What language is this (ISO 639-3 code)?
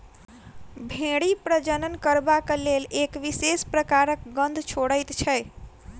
mai